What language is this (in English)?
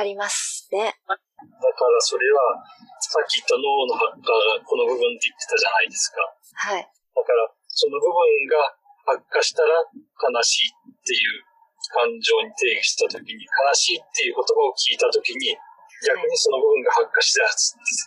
Japanese